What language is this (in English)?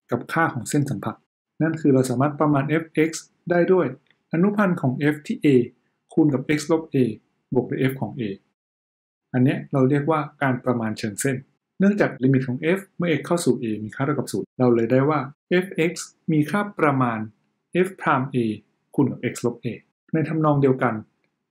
Thai